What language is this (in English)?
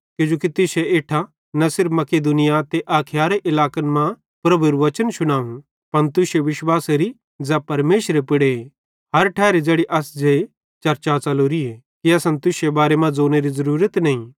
Bhadrawahi